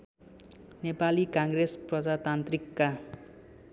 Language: Nepali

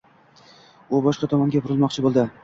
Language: Uzbek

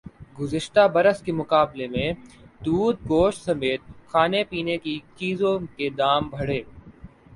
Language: Urdu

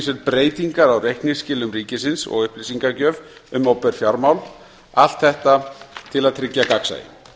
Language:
Icelandic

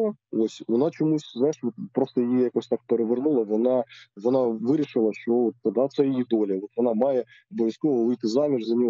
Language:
Ukrainian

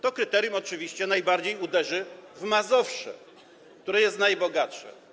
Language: Polish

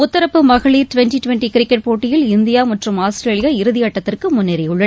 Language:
Tamil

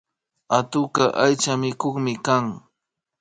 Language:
Imbabura Highland Quichua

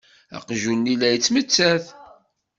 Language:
Kabyle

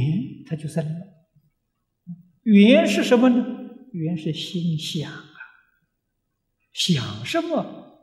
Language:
Chinese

